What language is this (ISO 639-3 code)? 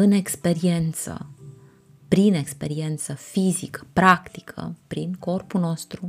ron